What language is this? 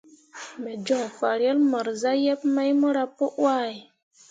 Mundang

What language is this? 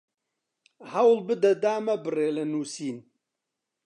Central Kurdish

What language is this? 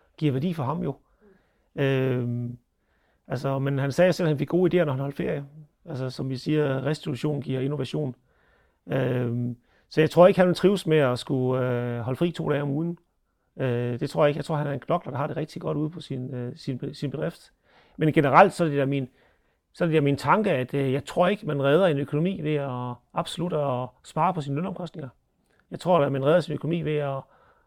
Danish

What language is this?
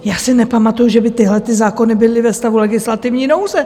Czech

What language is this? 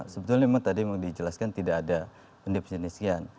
Indonesian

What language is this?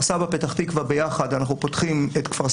Hebrew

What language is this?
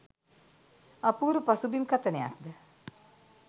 Sinhala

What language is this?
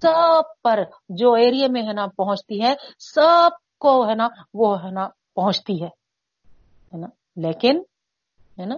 Urdu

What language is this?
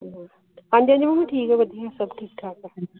Punjabi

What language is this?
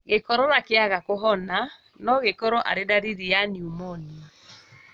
Kikuyu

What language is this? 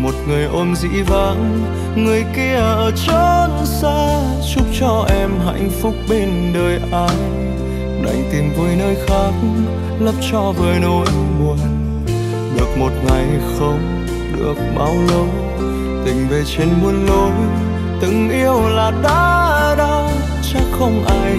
Vietnamese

